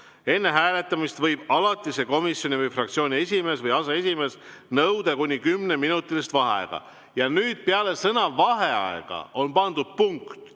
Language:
Estonian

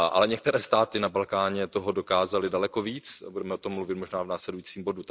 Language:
Czech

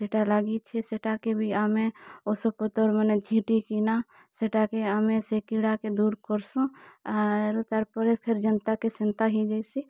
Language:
Odia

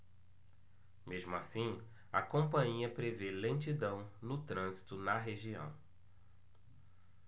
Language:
Portuguese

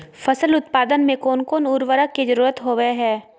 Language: Magahi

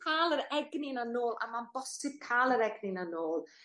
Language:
Welsh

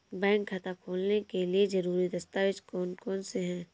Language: Hindi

